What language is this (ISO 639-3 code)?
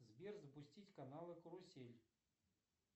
rus